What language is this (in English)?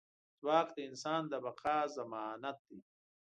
Pashto